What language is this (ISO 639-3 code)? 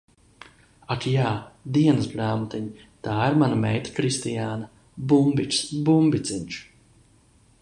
lav